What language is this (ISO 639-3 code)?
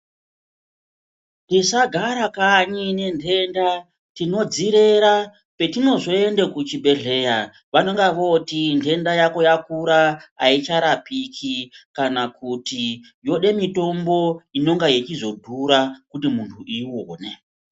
ndc